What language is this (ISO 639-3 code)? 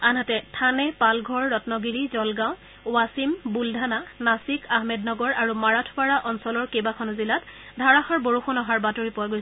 asm